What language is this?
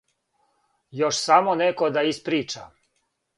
Serbian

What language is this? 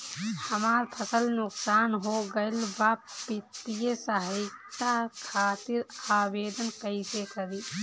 Bhojpuri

